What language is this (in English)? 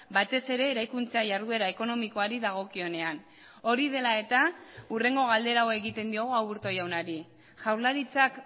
Basque